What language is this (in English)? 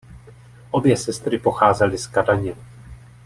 Czech